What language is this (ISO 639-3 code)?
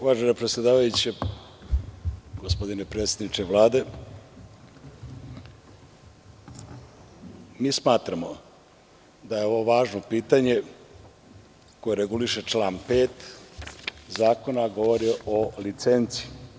srp